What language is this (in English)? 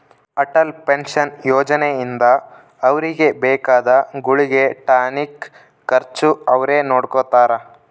Kannada